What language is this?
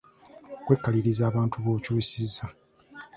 Ganda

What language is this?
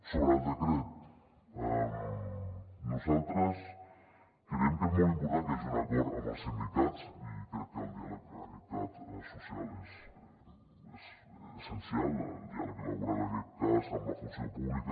Catalan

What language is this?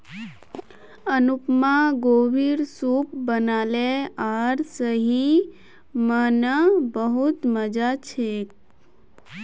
Magahi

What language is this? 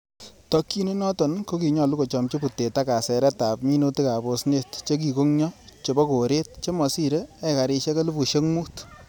Kalenjin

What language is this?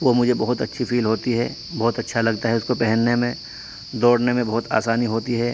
Urdu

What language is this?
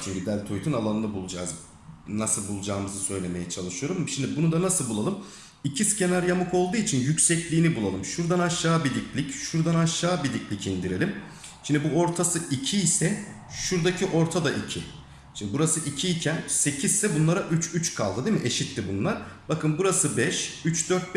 Turkish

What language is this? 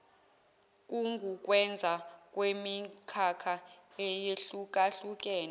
Zulu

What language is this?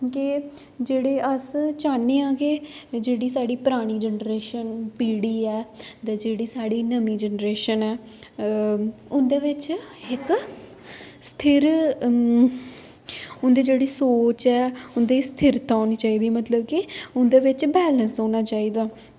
Dogri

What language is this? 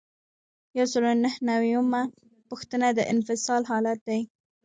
Pashto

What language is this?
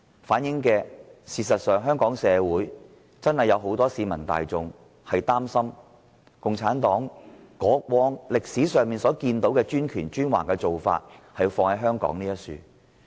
Cantonese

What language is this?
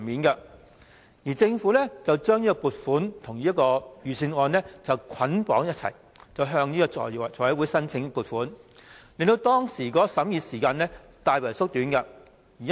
Cantonese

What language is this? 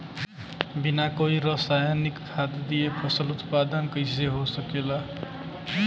Bhojpuri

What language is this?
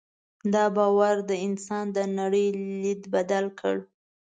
Pashto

